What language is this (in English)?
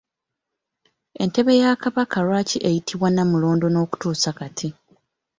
Ganda